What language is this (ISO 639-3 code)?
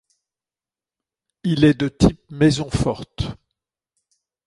fra